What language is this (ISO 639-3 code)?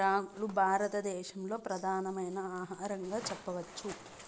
tel